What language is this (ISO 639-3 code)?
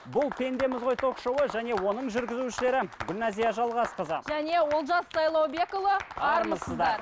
kaz